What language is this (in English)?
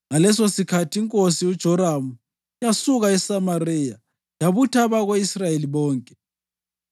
North Ndebele